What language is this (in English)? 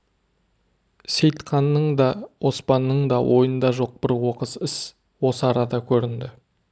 Kazakh